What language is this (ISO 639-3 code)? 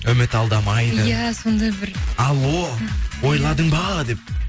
kaz